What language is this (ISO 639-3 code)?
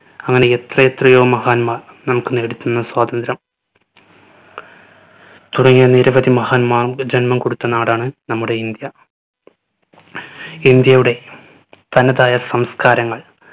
mal